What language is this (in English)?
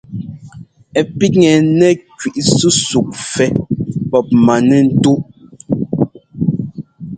Ngomba